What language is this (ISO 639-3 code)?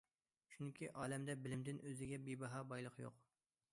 uig